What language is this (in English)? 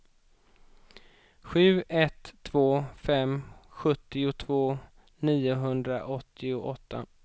Swedish